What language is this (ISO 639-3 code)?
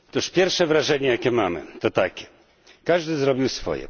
pol